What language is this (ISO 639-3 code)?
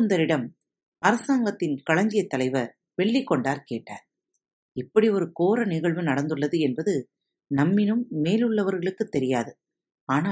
tam